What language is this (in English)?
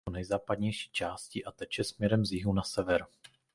Czech